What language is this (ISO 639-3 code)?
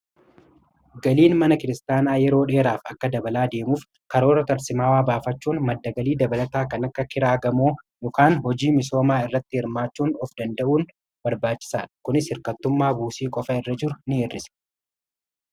orm